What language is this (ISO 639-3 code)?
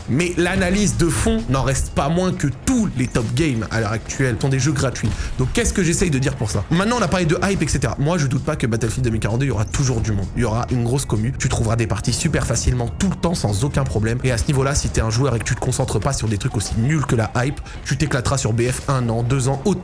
fra